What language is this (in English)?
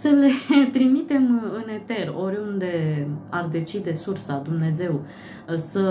Romanian